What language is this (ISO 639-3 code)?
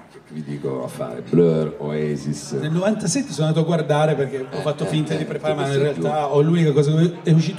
ita